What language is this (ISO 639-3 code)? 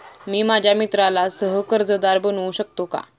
mar